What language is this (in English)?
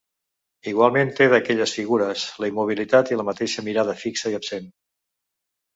Catalan